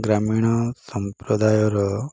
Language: Odia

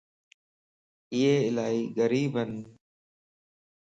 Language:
Lasi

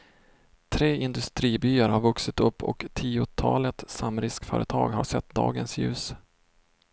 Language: Swedish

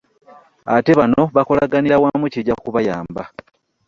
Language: Ganda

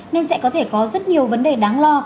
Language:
Vietnamese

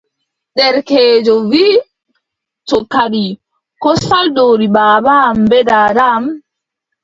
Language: Adamawa Fulfulde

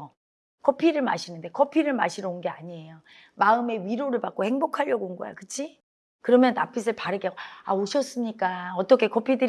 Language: Korean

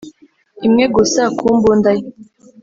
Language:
Kinyarwanda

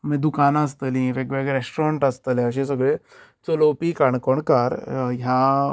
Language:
Konkani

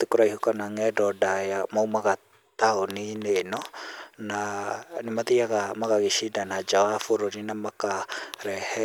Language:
Kikuyu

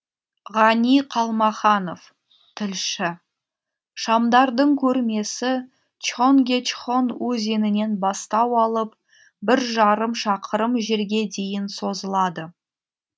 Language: Kazakh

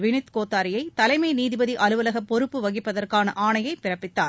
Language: Tamil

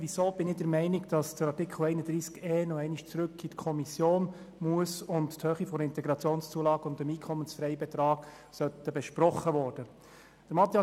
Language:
Swiss German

